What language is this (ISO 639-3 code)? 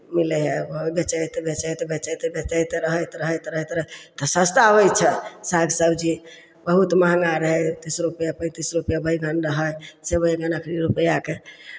mai